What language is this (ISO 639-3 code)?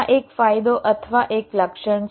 guj